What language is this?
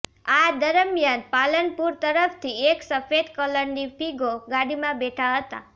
Gujarati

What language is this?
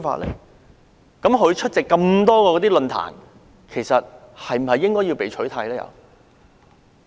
Cantonese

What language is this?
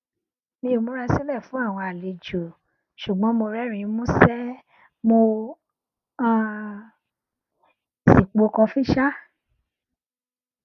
Yoruba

